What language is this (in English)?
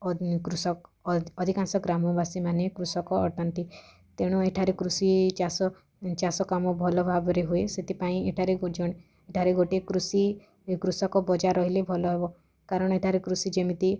Odia